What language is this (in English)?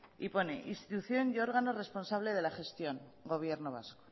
Spanish